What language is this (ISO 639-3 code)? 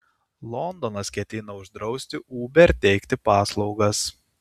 lit